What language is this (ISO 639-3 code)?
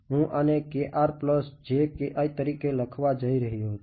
guj